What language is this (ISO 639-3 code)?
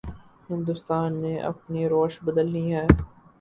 urd